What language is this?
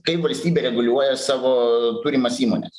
Lithuanian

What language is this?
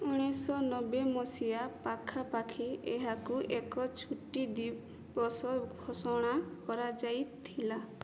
Odia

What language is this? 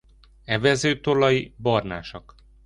Hungarian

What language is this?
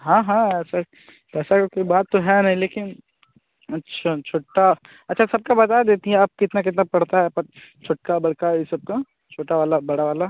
Hindi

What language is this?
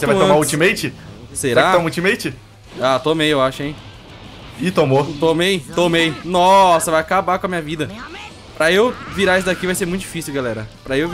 Portuguese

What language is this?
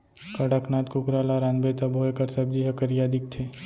Chhattisgarhi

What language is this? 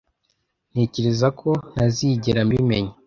Kinyarwanda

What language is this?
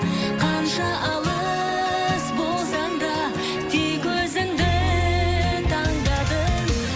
Kazakh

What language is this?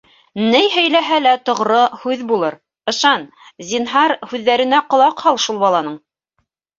Bashkir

